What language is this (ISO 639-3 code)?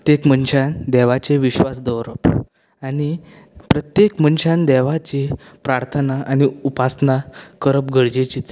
kok